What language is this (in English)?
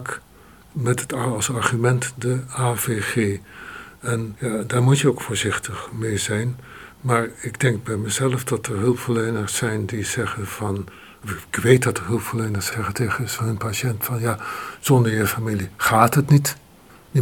Dutch